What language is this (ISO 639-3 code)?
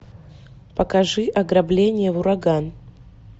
rus